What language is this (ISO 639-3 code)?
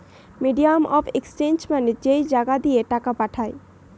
ben